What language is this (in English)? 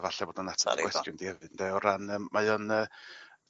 Welsh